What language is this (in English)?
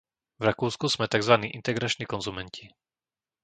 Slovak